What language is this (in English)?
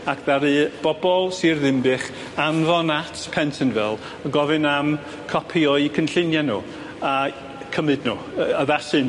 Welsh